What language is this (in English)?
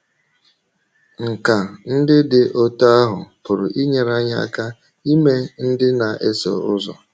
Igbo